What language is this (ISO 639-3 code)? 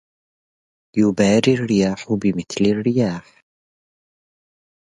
ara